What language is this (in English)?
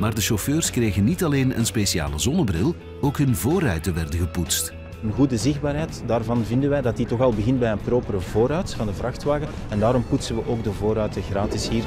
Dutch